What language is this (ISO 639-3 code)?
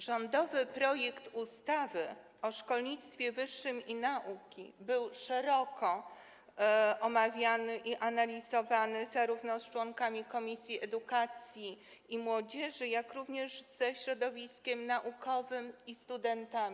pol